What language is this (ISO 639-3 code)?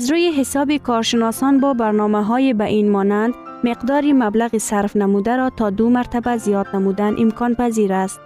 fas